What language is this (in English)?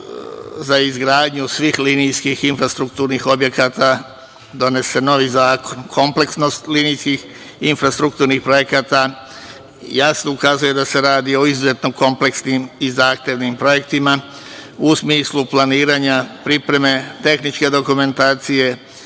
Serbian